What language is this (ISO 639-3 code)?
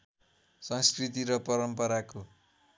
nep